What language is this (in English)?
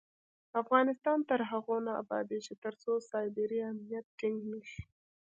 Pashto